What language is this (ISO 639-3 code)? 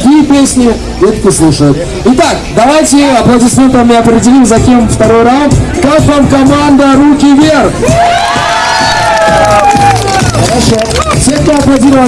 rus